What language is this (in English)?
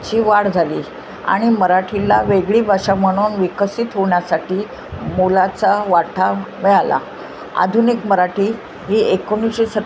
Marathi